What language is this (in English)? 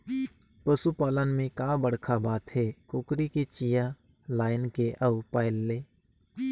Chhattisgarhi